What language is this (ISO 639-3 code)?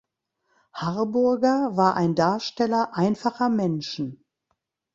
deu